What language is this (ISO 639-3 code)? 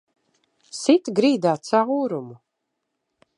lav